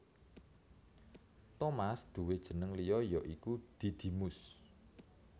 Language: Javanese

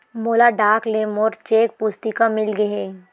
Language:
Chhattisgarhi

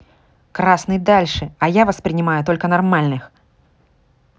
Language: Russian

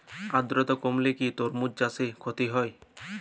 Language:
Bangla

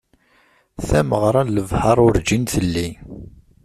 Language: Kabyle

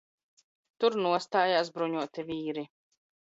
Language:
Latvian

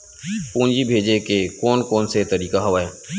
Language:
Chhattisgarhi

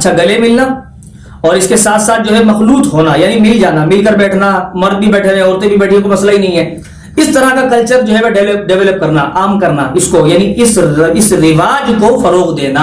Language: Urdu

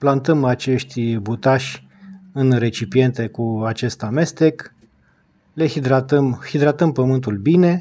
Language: Romanian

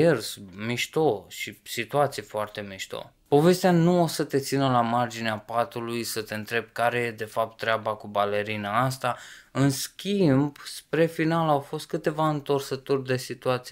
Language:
Romanian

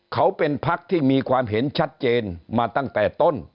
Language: Thai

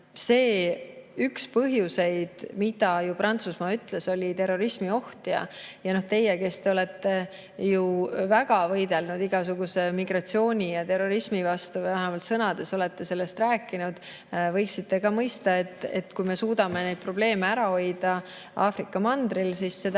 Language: Estonian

